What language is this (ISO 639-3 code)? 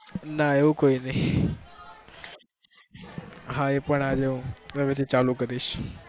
guj